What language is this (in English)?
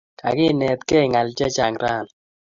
Kalenjin